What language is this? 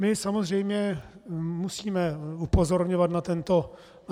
Czech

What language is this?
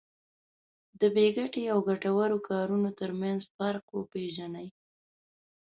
Pashto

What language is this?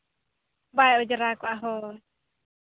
Santali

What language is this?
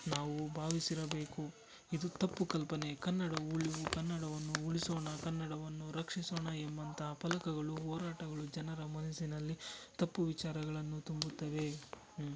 Kannada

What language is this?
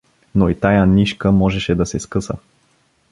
Bulgarian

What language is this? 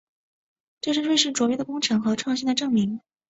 Chinese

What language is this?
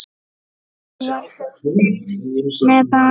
Icelandic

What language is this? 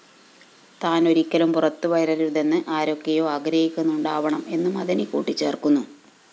Malayalam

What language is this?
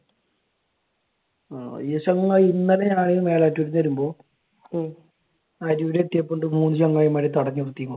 Malayalam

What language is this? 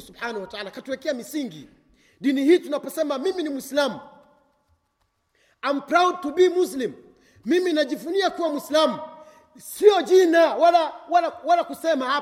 Swahili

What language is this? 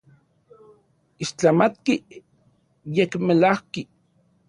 Central Puebla Nahuatl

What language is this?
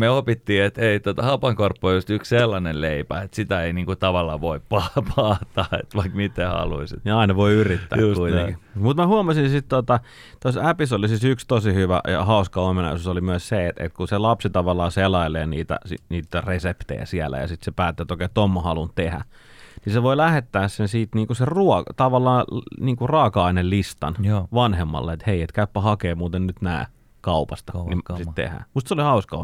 Finnish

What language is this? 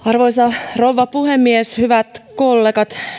Finnish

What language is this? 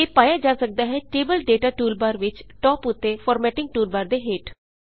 Punjabi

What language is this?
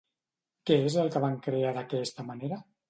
Catalan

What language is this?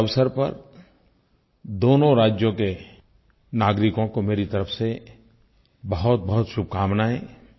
Hindi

